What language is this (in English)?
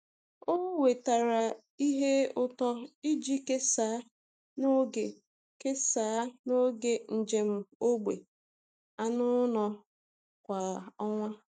Igbo